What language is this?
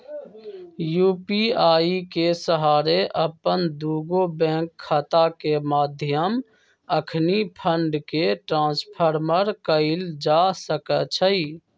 Magahi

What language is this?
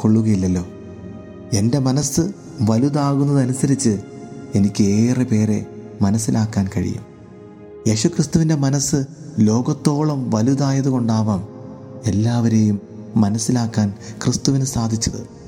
Malayalam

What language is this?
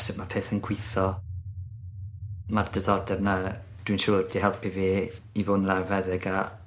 Welsh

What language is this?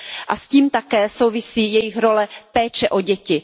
Czech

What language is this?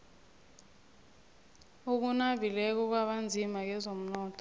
South Ndebele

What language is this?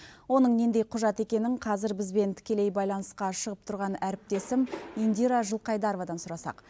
Kazakh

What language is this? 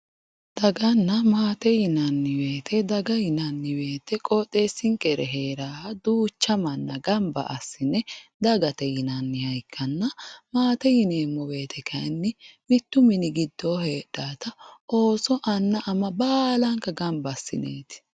Sidamo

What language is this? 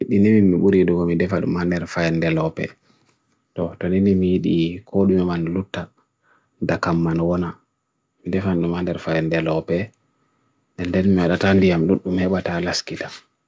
Bagirmi Fulfulde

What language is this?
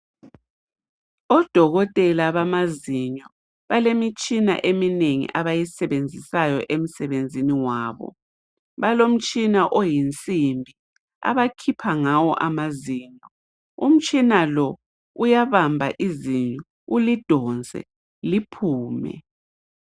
North Ndebele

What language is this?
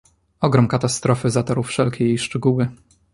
Polish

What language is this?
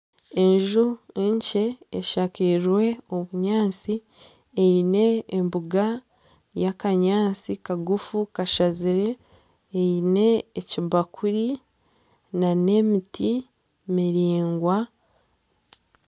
Nyankole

